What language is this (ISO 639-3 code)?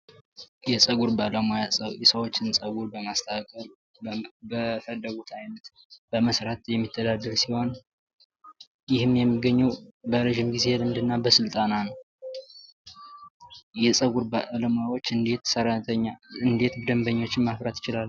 amh